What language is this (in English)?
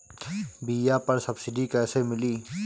Bhojpuri